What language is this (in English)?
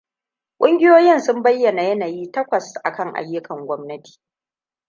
Hausa